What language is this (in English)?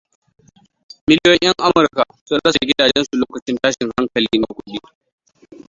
Hausa